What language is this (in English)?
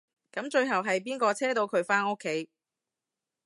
Cantonese